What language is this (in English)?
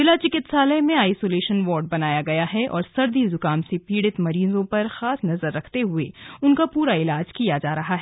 Hindi